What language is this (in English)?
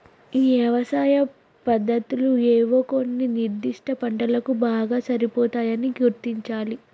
Telugu